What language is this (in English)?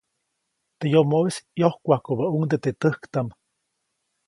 Copainalá Zoque